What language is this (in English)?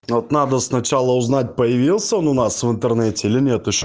Russian